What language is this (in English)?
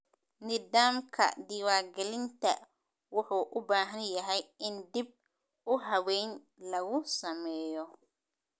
Somali